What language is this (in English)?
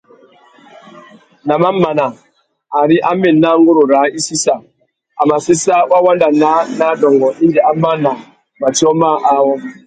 Tuki